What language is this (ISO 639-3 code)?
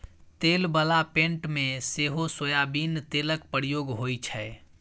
mai